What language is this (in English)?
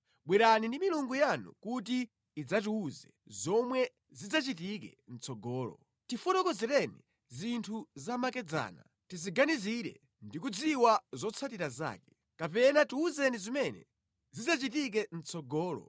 Nyanja